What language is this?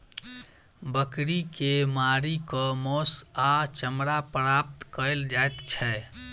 Maithili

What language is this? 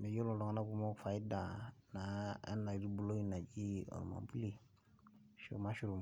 Masai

